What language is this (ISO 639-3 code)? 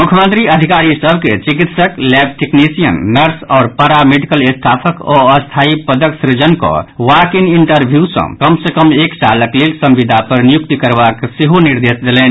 mai